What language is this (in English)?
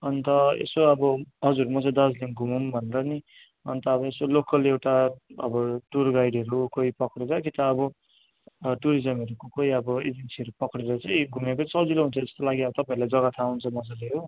Nepali